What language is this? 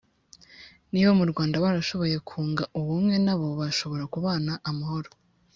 Kinyarwanda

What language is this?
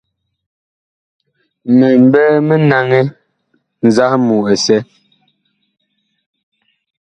Bakoko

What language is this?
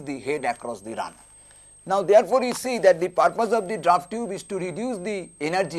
English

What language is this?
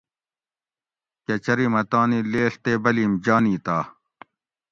Gawri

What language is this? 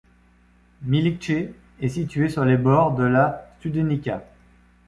French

